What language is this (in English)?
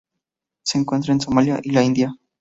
Spanish